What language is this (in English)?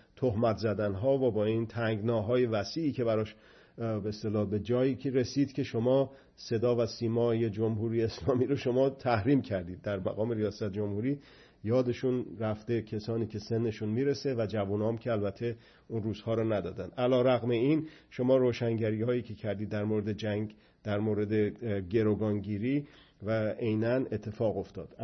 Persian